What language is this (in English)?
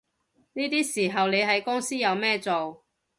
Cantonese